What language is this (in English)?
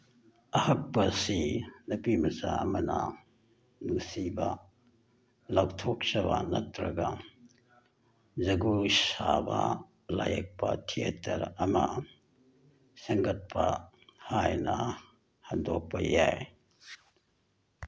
Manipuri